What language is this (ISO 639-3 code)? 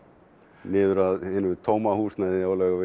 isl